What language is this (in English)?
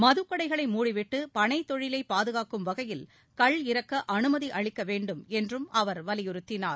Tamil